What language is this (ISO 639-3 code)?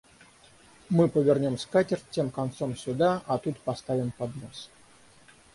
rus